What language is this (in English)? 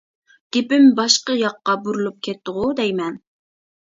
Uyghur